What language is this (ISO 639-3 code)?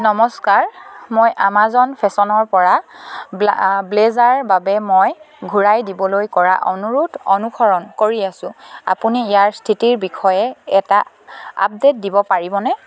asm